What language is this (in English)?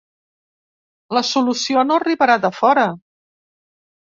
Catalan